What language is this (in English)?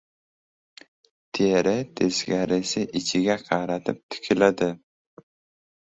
Uzbek